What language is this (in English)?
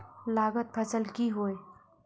Magahi